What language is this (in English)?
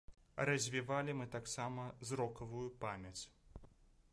Belarusian